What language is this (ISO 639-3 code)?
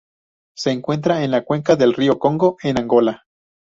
spa